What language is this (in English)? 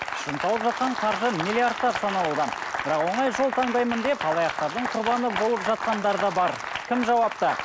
Kazakh